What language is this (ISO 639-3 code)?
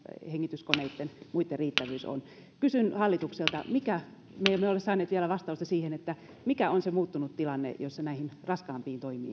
fin